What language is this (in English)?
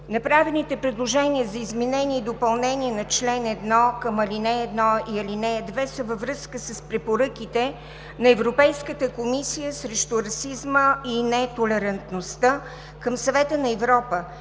Bulgarian